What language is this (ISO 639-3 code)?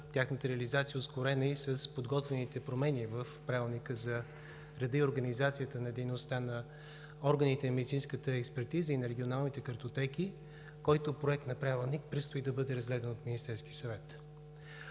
bul